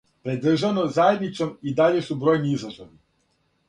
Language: Serbian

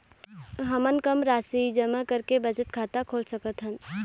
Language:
Chhattisgarhi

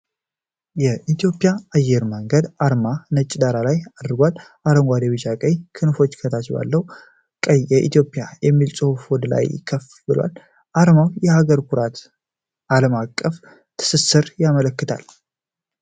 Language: Amharic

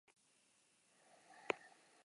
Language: Basque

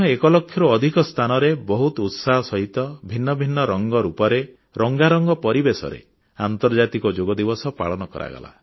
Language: Odia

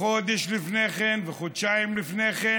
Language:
Hebrew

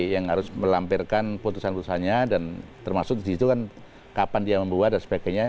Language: Indonesian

